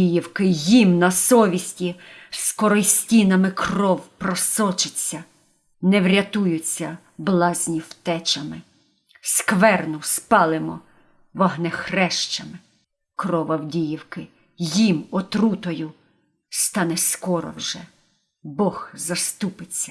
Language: Ukrainian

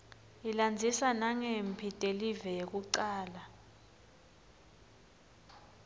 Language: Swati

